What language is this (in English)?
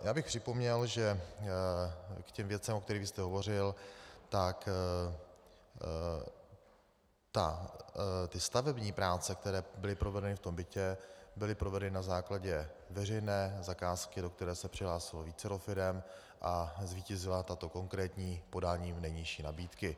Czech